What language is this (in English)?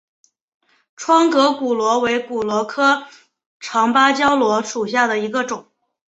Chinese